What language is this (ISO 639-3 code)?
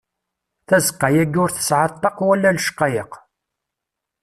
kab